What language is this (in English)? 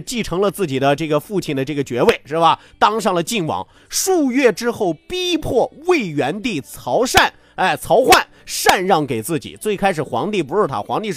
Chinese